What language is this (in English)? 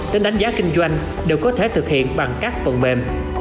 Vietnamese